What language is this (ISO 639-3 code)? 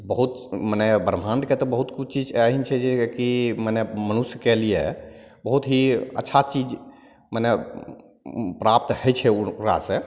mai